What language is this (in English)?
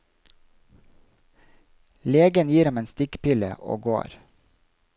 Norwegian